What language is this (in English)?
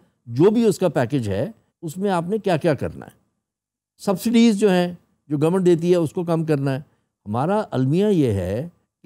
Hindi